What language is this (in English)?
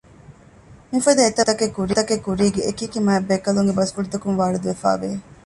Divehi